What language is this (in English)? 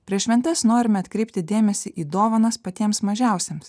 Lithuanian